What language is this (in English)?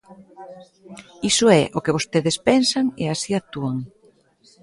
Galician